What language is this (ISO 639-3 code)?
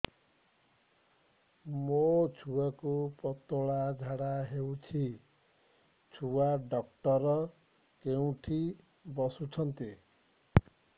ori